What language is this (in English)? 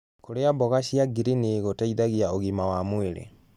Kikuyu